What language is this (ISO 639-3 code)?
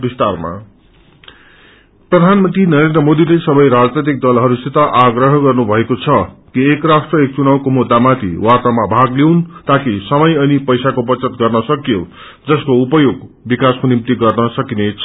nep